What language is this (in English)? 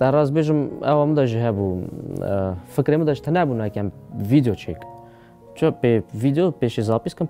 Arabic